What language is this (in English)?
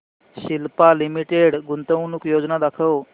Marathi